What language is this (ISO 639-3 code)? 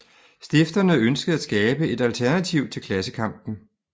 dan